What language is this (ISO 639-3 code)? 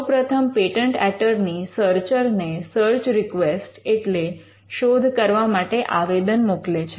guj